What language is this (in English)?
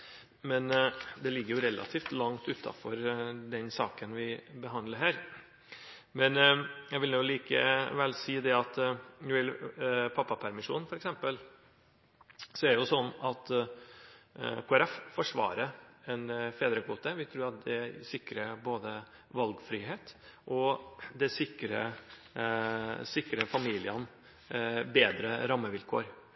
Norwegian Bokmål